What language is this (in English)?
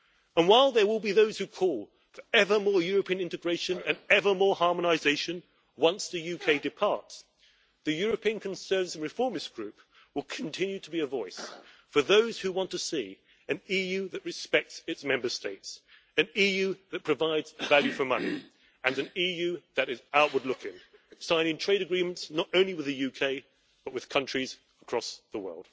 English